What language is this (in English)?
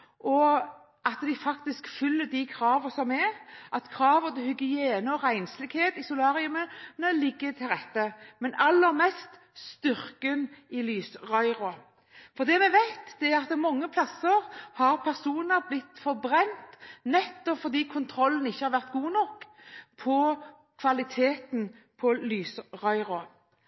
Norwegian Bokmål